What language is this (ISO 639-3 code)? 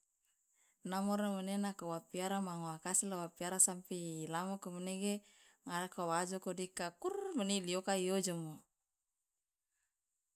loa